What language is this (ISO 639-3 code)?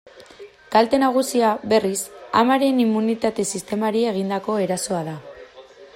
eus